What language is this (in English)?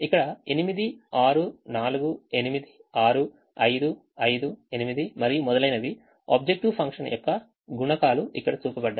Telugu